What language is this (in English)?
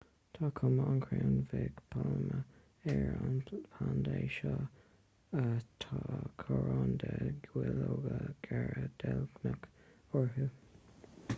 Irish